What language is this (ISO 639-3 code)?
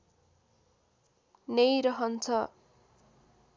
nep